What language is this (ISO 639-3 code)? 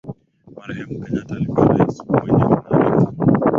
swa